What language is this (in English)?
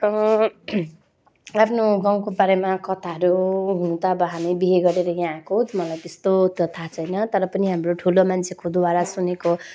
Nepali